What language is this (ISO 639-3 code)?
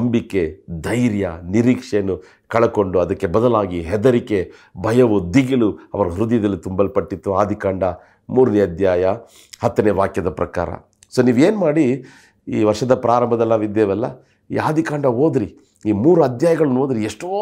kan